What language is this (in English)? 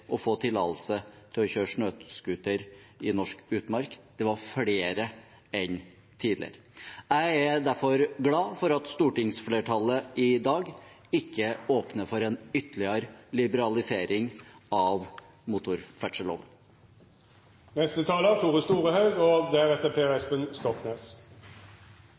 Norwegian